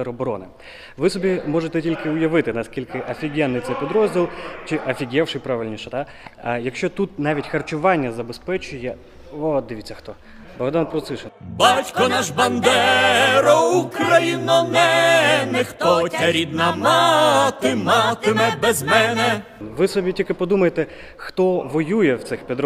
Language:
Ukrainian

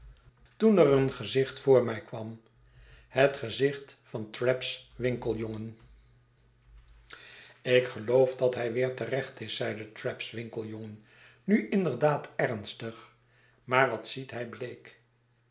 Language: Dutch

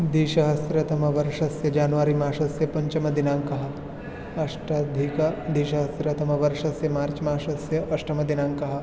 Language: Sanskrit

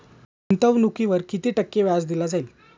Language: Marathi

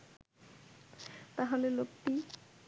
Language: Bangla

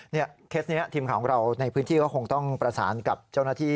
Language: Thai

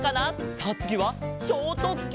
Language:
Japanese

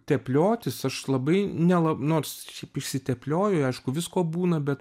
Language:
Lithuanian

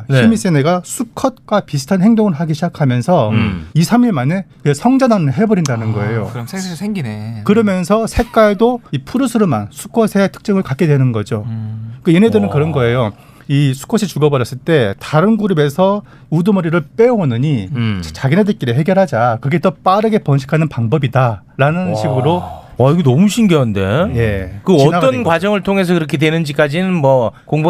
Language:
Korean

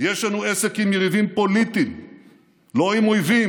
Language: Hebrew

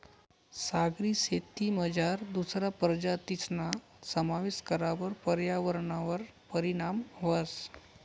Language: Marathi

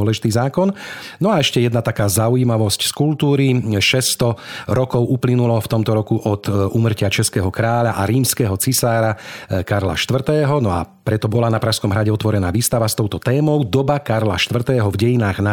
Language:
Slovak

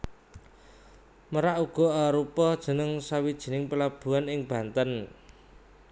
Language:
Javanese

